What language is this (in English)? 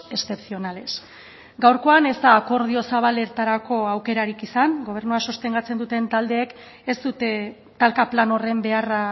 Basque